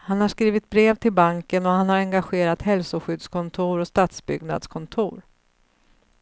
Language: Swedish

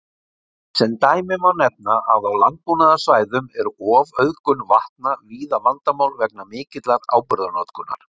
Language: Icelandic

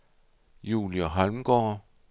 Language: Danish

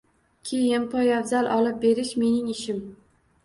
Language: Uzbek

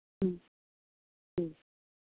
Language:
Maithili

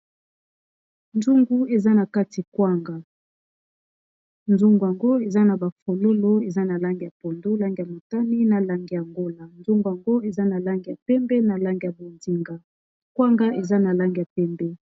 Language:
Lingala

